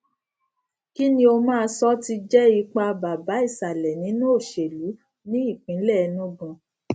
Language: Yoruba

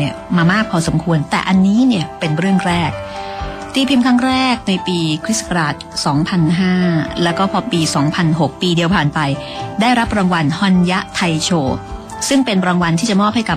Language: Thai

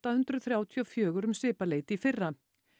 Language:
Icelandic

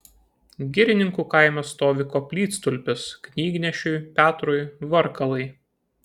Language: Lithuanian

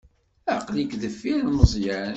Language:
Kabyle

